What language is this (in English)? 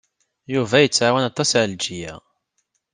Kabyle